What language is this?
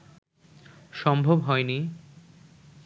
Bangla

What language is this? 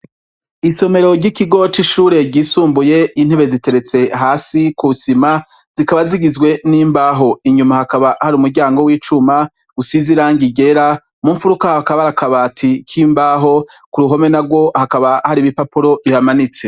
Rundi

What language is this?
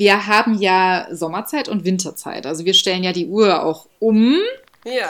German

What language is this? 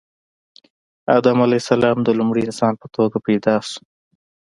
Pashto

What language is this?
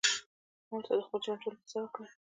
Pashto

